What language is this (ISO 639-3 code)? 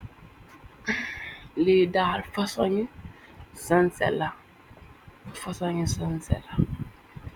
wol